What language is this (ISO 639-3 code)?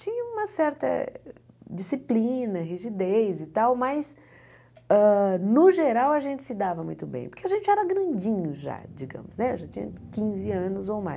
por